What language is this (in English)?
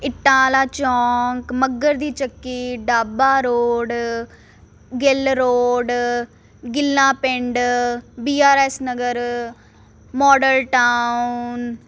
Punjabi